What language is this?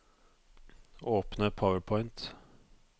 Norwegian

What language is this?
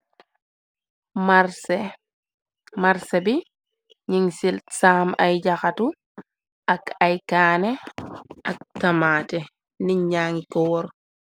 Wolof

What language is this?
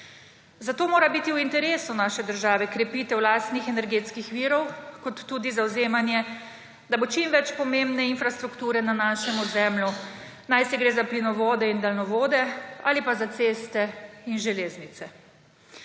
Slovenian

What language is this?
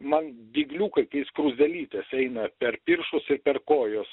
Lithuanian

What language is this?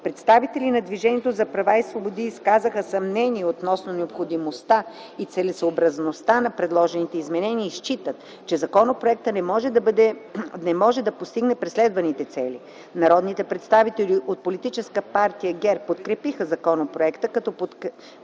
Bulgarian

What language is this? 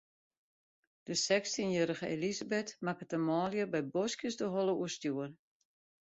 Western Frisian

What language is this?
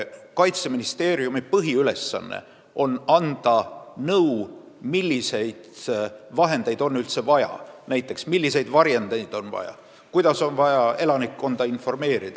Estonian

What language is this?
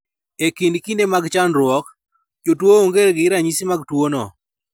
Luo (Kenya and Tanzania)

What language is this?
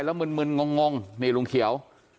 Thai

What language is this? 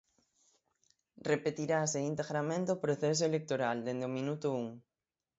Galician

